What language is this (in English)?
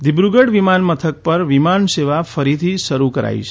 Gujarati